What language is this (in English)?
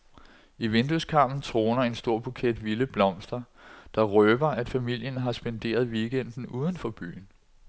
Danish